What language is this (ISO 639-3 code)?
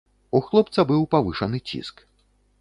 bel